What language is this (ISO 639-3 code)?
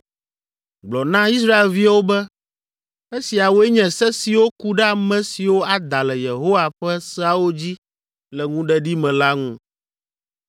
ewe